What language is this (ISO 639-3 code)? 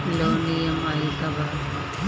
bho